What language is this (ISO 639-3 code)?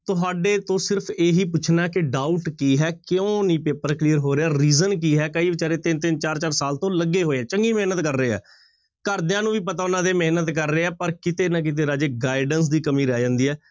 pan